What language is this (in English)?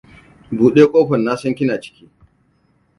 Hausa